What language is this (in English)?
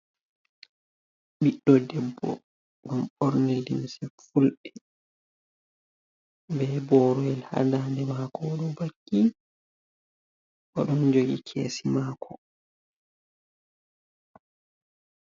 Fula